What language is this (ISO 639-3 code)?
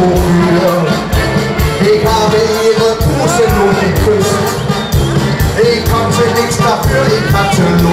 dan